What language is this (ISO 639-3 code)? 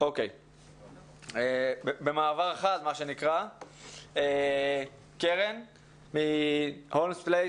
heb